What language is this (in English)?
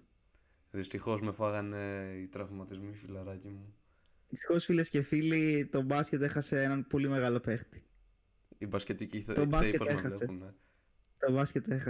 Greek